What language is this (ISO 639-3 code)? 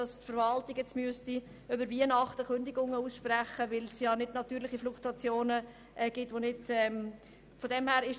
gsw